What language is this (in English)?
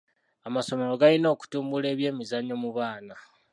Ganda